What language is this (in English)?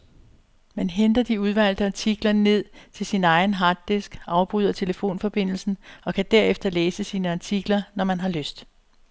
Danish